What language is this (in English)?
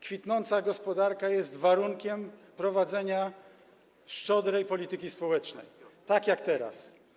Polish